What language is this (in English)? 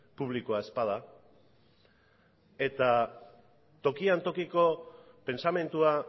Basque